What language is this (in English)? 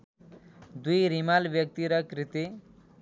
Nepali